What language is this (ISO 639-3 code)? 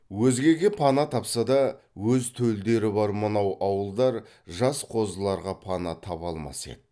kaz